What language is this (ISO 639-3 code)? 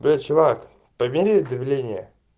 rus